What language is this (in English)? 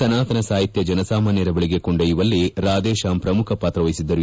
Kannada